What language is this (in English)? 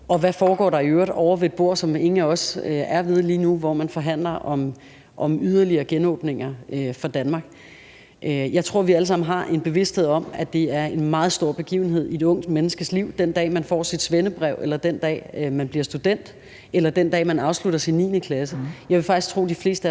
Danish